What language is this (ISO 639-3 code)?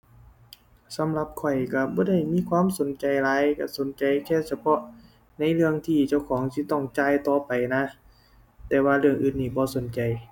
tha